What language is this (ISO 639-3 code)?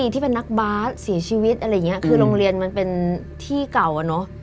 tha